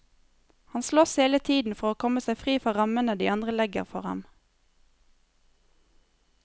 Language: Norwegian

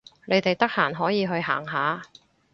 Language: Cantonese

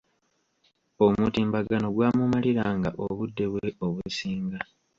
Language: Ganda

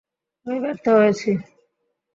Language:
Bangla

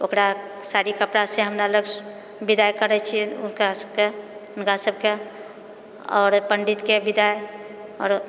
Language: Maithili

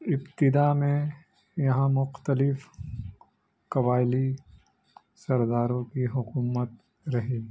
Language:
Urdu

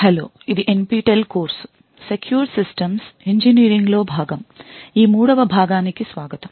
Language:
Telugu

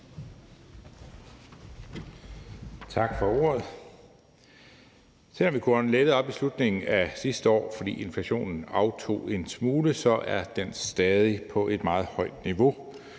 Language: Danish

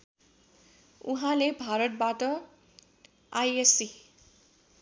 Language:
Nepali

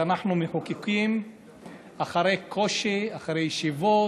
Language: Hebrew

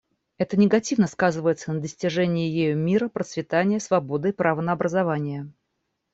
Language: Russian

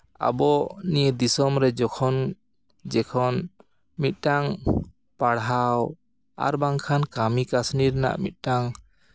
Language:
Santali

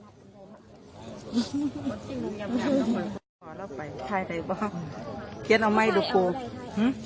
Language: Thai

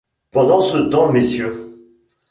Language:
French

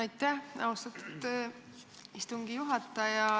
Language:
Estonian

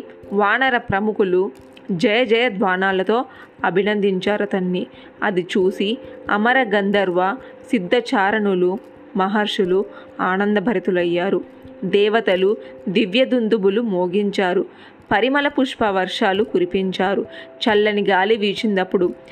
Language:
Telugu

